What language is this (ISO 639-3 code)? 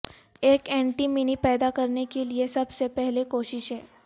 urd